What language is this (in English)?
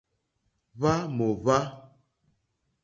Mokpwe